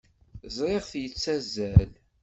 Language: Kabyle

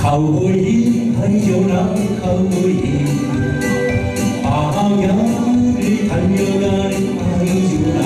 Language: Korean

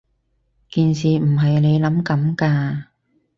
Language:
Cantonese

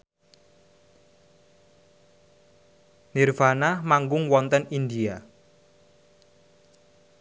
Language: Javanese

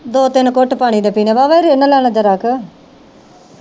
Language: Punjabi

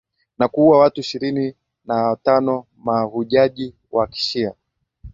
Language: Swahili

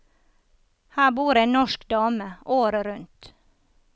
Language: Norwegian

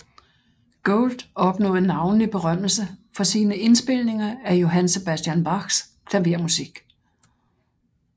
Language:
Danish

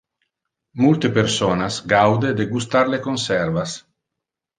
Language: Interlingua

